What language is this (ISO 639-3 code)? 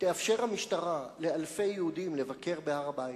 heb